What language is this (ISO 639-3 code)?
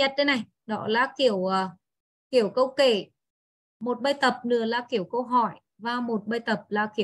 vie